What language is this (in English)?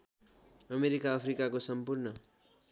Nepali